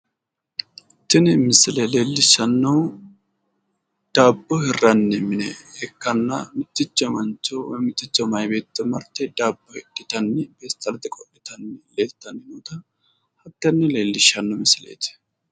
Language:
Sidamo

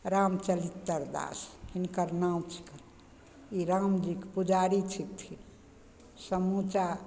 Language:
Maithili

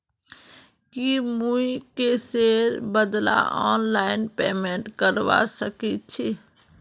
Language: Magahi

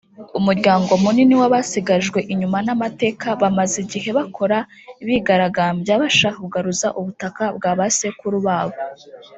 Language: Kinyarwanda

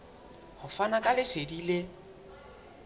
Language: Southern Sotho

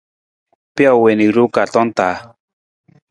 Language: Nawdm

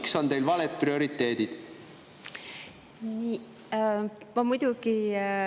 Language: Estonian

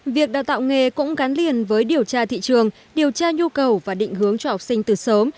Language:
Vietnamese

